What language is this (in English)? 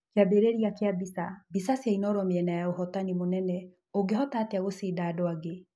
Kikuyu